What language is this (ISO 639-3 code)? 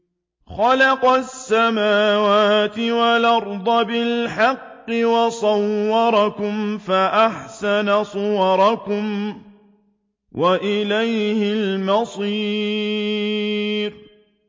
ara